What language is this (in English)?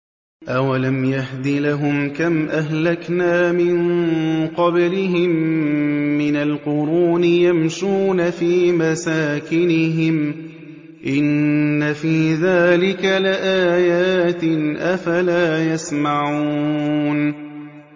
Arabic